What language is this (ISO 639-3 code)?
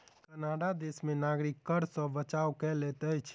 mai